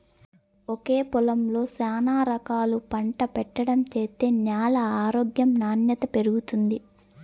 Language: Telugu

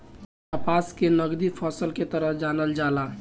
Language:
Bhojpuri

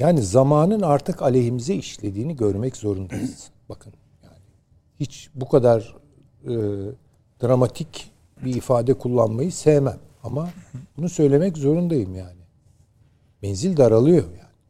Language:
Turkish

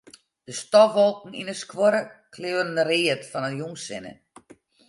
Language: Western Frisian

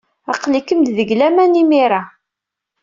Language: Kabyle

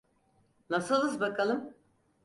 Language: Turkish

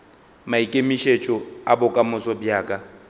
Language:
Northern Sotho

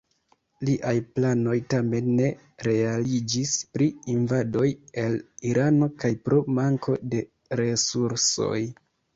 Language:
Esperanto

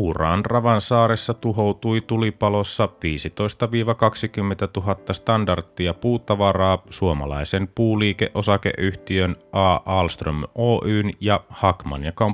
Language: Finnish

